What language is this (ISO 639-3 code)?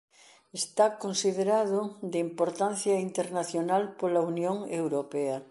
glg